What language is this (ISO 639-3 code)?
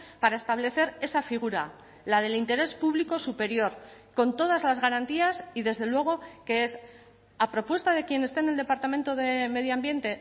spa